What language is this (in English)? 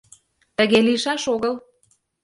Mari